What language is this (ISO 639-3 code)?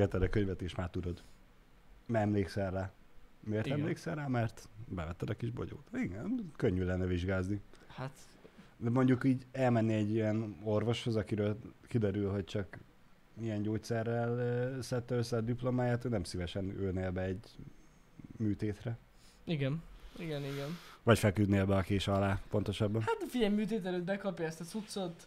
hun